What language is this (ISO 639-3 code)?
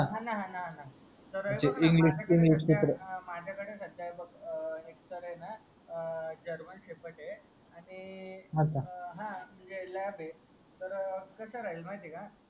mar